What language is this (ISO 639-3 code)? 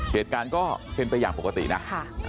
tha